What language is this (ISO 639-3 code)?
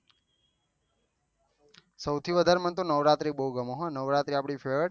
guj